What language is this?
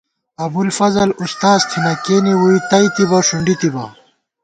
Gawar-Bati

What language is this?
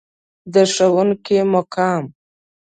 Pashto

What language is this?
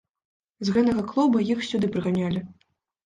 Belarusian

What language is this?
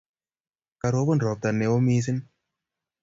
Kalenjin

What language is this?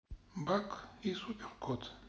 Russian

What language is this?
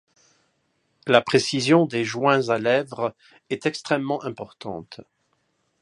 French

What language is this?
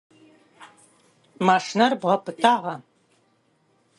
Adyghe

